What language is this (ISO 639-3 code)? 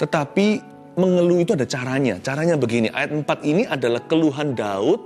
ind